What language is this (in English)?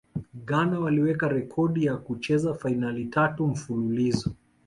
Swahili